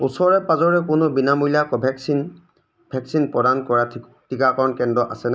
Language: Assamese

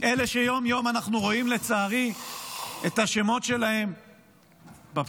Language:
Hebrew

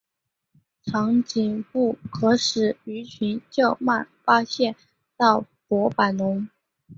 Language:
Chinese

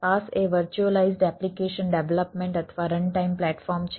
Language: Gujarati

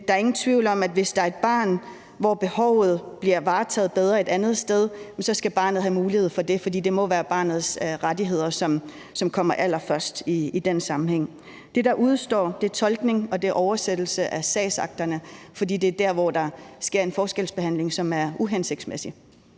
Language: Danish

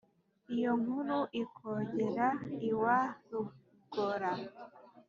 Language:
Kinyarwanda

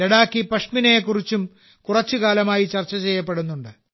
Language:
Malayalam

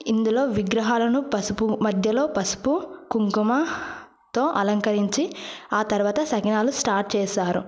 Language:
Telugu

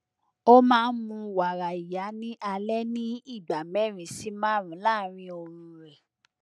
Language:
Yoruba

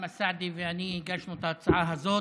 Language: Hebrew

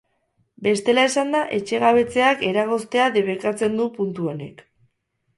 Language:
Basque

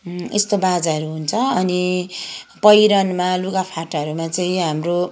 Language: Nepali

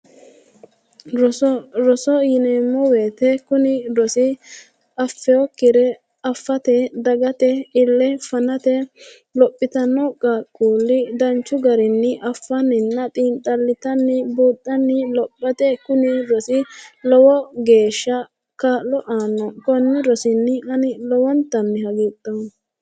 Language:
Sidamo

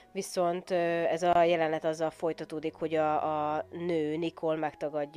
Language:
Hungarian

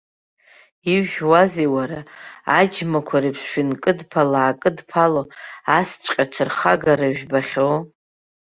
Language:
Abkhazian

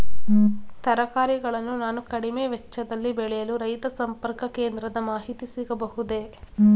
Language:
Kannada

